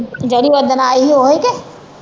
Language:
Punjabi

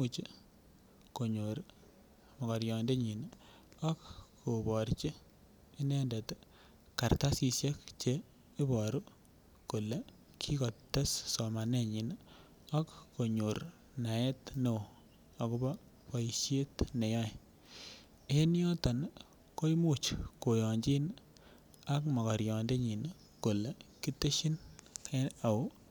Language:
Kalenjin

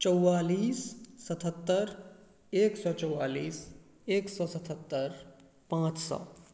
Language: Maithili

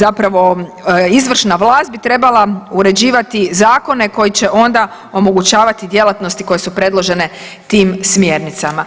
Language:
Croatian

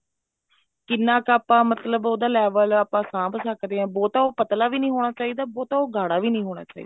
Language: Punjabi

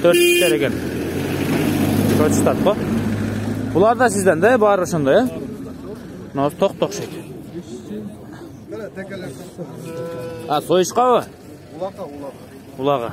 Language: Turkish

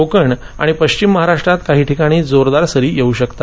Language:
Marathi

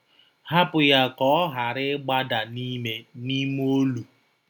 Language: Igbo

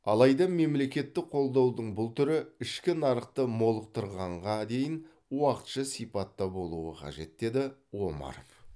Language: Kazakh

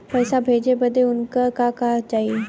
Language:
Bhojpuri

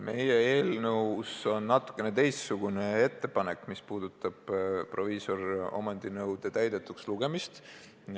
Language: Estonian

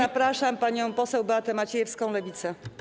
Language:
Polish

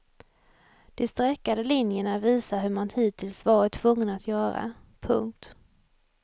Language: Swedish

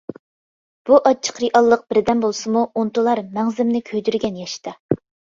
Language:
Uyghur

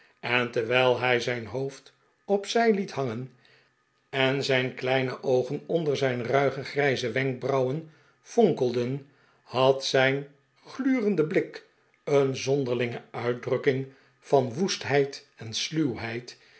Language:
Dutch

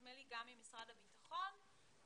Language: Hebrew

